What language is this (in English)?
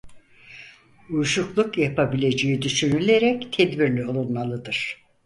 Turkish